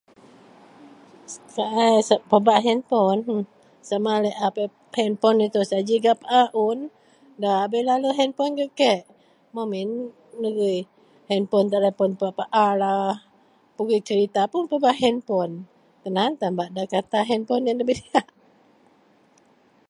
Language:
Central Melanau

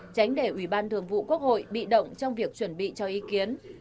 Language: Vietnamese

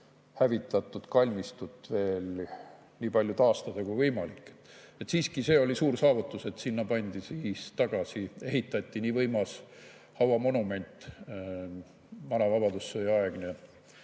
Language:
Estonian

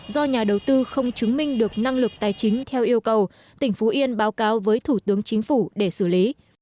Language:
Vietnamese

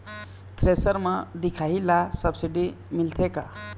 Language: Chhattisgarhi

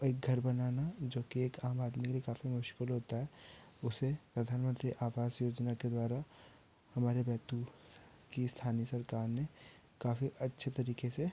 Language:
Hindi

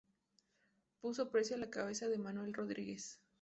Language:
Spanish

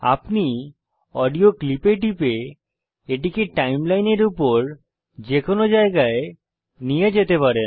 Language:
Bangla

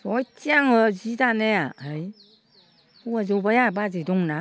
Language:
Bodo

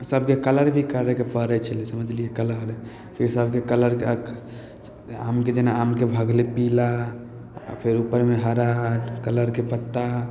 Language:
Maithili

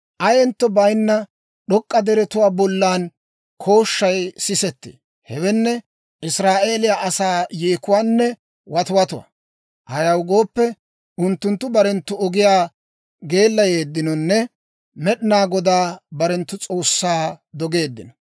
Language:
Dawro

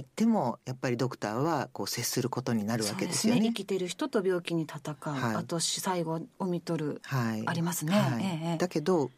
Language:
Japanese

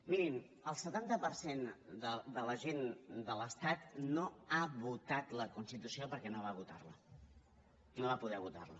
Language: Catalan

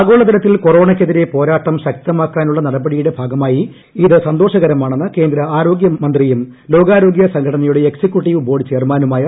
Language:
Malayalam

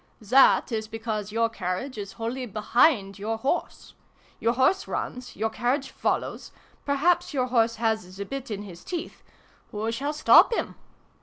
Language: English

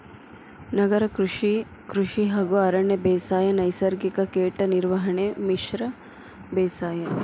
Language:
Kannada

